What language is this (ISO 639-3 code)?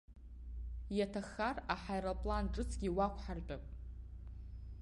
abk